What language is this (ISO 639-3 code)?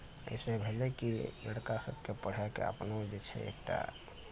mai